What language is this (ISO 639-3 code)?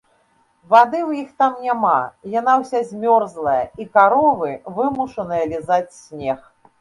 bel